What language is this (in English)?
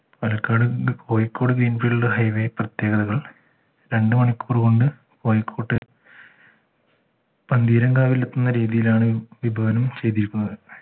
Malayalam